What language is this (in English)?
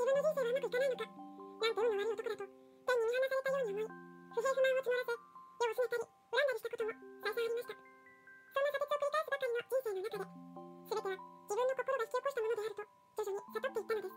Japanese